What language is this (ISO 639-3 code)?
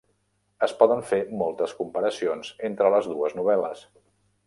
cat